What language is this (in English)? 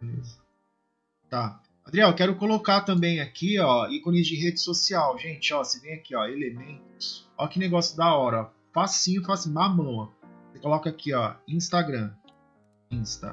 Portuguese